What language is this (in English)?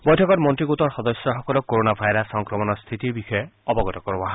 Assamese